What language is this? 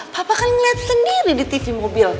Indonesian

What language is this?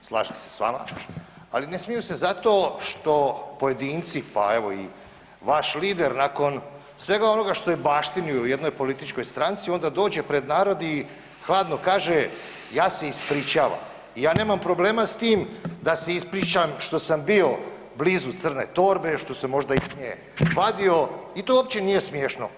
Croatian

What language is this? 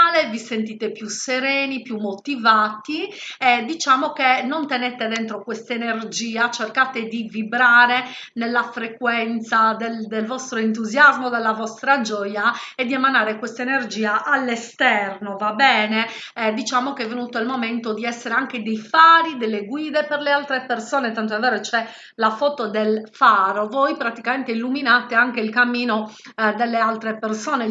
Italian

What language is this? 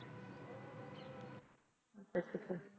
Punjabi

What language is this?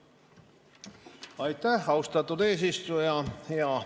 Estonian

